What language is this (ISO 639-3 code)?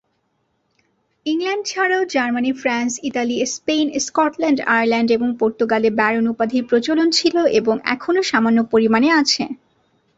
ben